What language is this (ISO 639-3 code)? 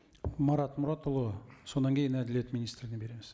kaz